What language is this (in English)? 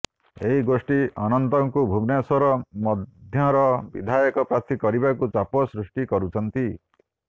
Odia